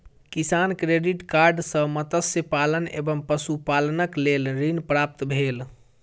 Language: Maithili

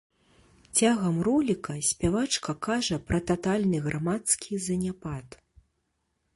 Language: Belarusian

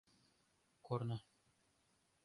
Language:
Mari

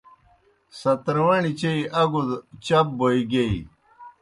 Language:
Kohistani Shina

